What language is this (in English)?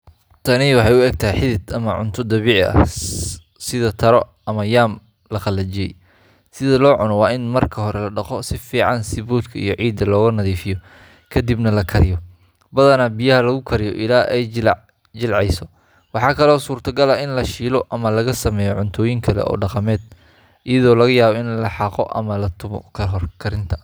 Somali